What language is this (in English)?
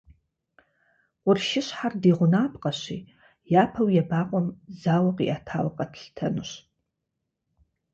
Kabardian